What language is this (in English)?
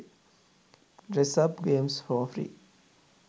Sinhala